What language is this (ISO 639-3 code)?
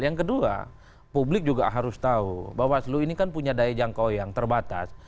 ind